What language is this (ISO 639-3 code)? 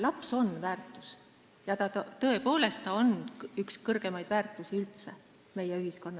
est